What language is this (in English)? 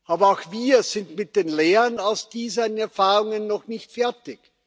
German